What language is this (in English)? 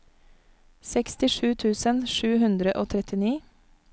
Norwegian